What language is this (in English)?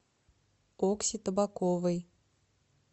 Russian